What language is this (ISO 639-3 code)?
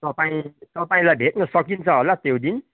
nep